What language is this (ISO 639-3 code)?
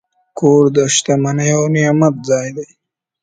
pus